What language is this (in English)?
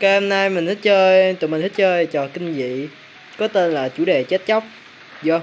Vietnamese